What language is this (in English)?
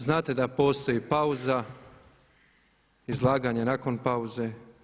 Croatian